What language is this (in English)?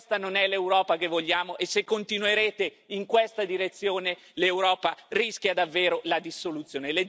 Italian